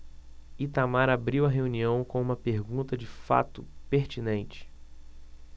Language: Portuguese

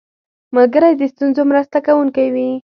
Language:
Pashto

